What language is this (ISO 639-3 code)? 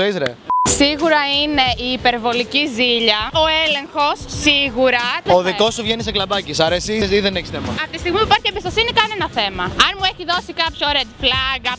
ell